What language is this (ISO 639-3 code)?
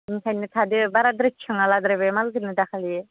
brx